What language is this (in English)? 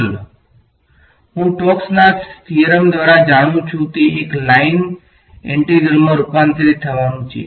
Gujarati